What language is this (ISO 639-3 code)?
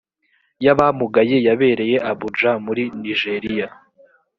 kin